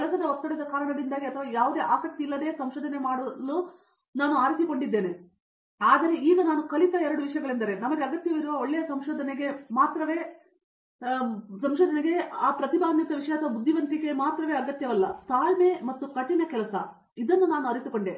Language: Kannada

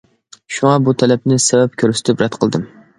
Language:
Uyghur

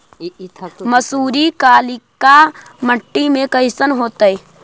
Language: Magahi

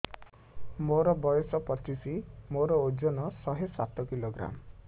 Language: Odia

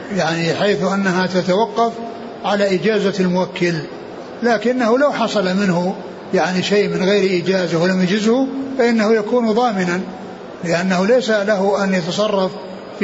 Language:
Arabic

